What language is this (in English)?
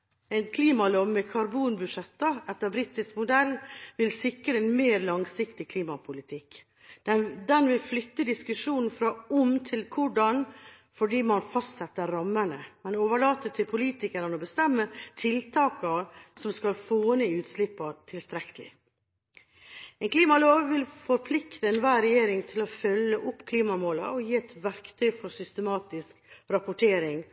Norwegian Bokmål